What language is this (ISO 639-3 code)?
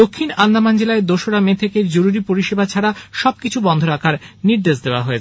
ben